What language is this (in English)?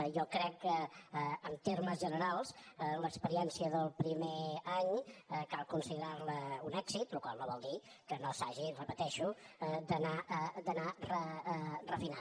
Catalan